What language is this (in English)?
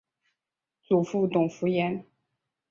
Chinese